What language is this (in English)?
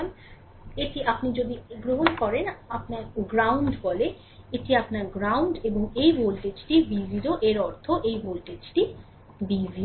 Bangla